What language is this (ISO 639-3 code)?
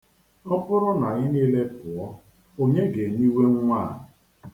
ibo